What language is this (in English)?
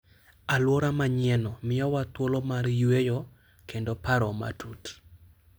Luo (Kenya and Tanzania)